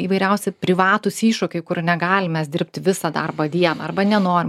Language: Lithuanian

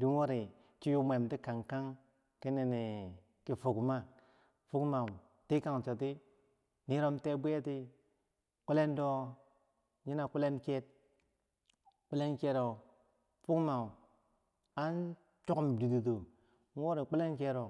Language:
Bangwinji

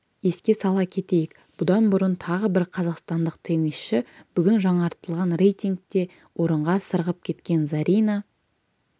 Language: Kazakh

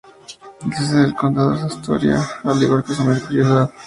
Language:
Spanish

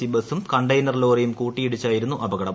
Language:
Malayalam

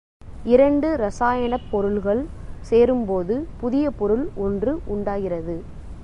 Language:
Tamil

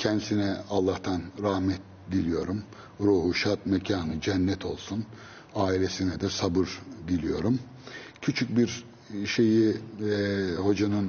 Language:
Turkish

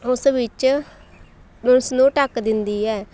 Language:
Punjabi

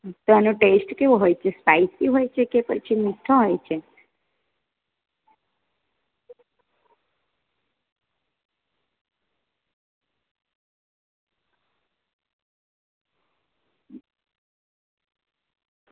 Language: Gujarati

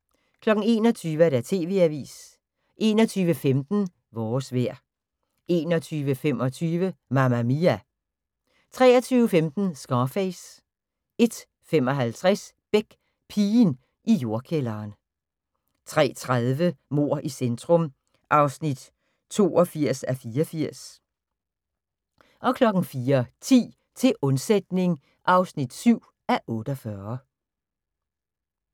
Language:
Danish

